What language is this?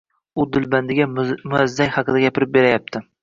Uzbek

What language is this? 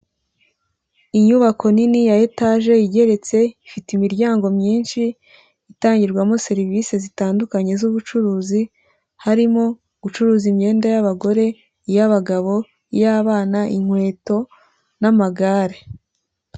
Kinyarwanda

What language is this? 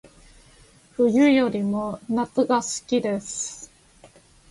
Japanese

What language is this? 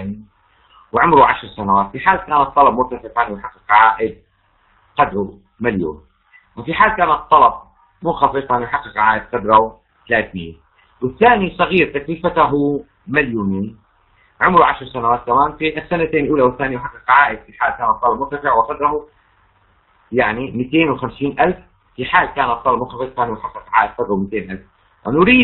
Arabic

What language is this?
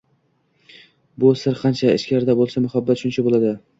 Uzbek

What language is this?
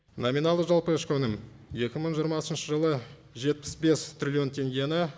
Kazakh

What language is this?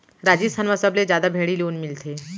Chhattisgarhi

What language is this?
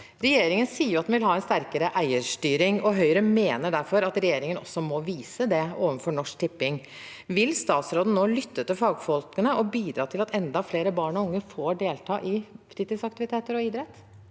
Norwegian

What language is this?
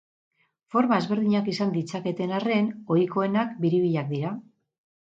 Basque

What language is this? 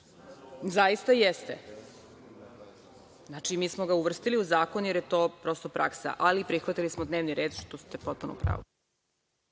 Serbian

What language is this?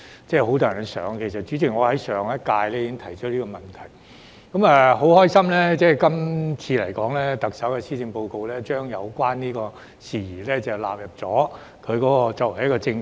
Cantonese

